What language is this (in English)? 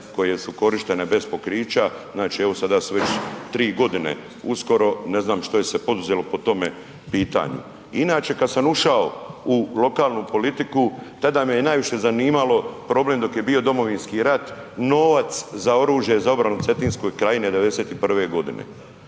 Croatian